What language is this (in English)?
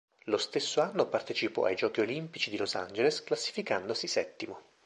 Italian